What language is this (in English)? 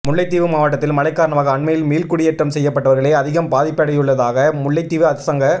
Tamil